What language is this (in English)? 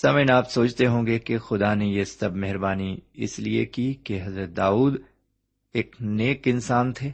Urdu